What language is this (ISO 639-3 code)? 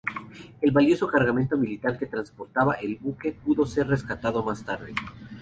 spa